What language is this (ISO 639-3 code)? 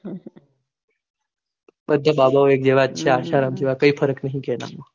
guj